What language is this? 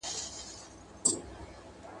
Pashto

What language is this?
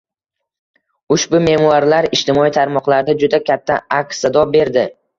Uzbek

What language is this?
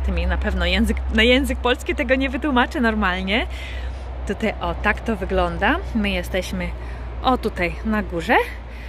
Polish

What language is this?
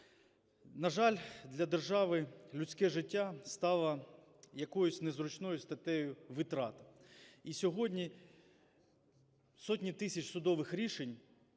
Ukrainian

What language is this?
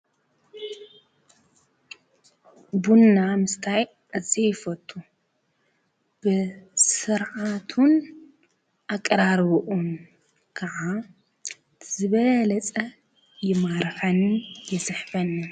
Tigrinya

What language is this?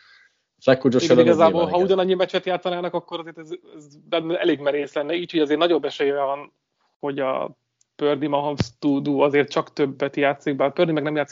Hungarian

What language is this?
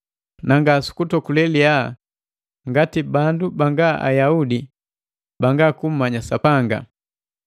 Matengo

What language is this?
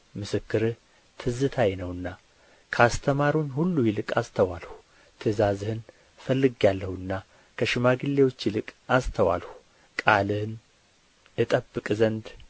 Amharic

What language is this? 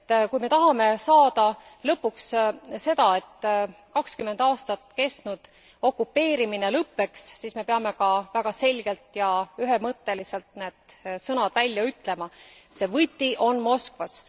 Estonian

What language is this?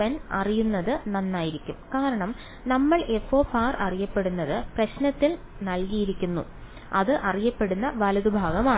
Malayalam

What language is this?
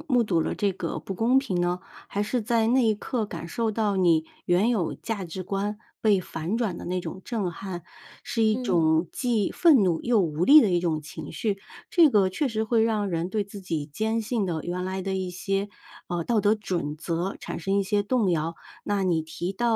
Chinese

